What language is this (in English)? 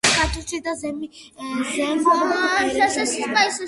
Georgian